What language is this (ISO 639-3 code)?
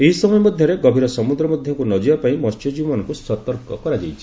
ori